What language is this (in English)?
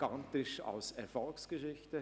Swiss German